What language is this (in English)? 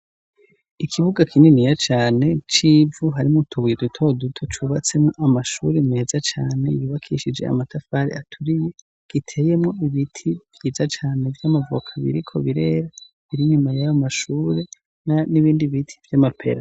Rundi